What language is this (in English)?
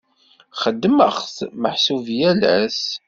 Kabyle